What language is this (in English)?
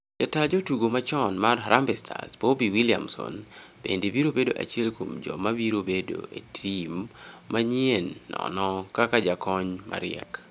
Luo (Kenya and Tanzania)